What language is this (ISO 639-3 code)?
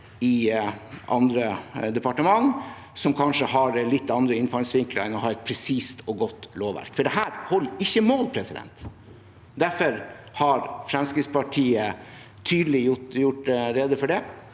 nor